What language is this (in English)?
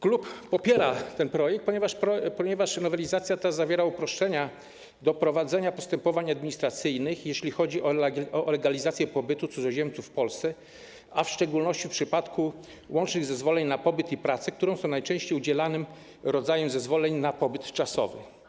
Polish